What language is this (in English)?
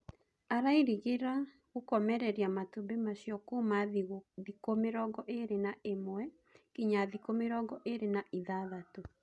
Kikuyu